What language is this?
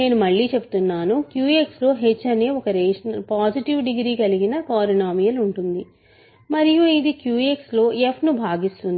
Telugu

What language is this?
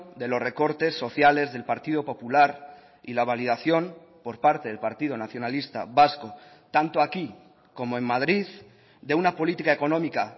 Spanish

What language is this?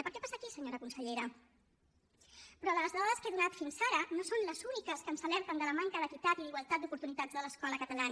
Catalan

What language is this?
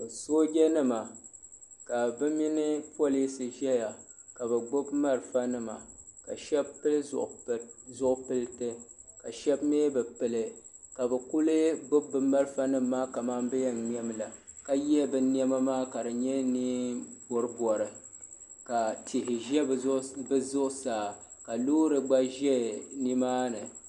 Dagbani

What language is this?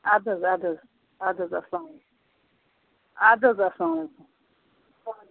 Kashmiri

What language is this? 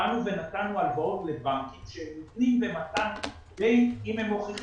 Hebrew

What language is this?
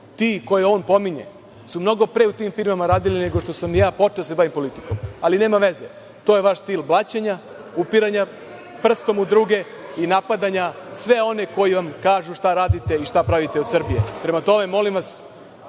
Serbian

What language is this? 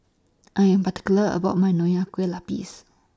English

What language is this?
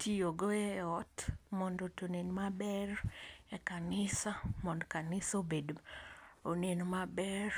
Luo (Kenya and Tanzania)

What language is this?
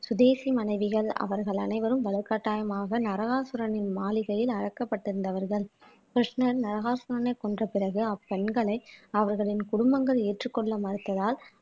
Tamil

